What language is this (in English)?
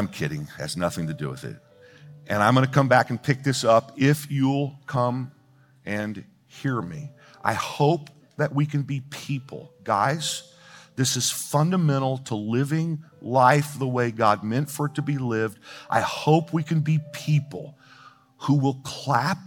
English